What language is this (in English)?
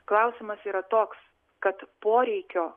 Lithuanian